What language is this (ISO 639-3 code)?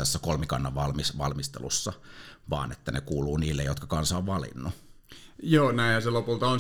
fin